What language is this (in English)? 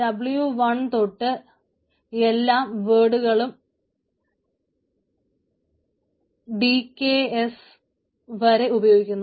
Malayalam